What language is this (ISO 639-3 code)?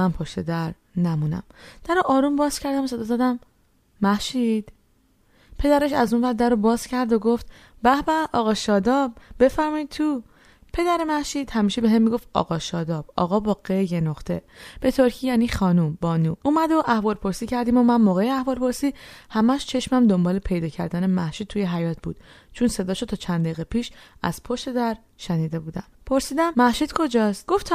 fas